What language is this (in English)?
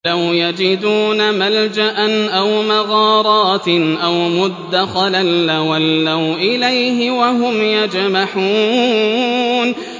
Arabic